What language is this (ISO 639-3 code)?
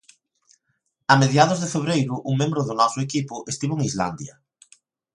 glg